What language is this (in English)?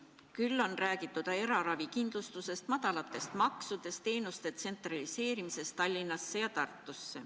Estonian